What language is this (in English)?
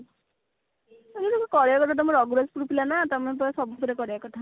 Odia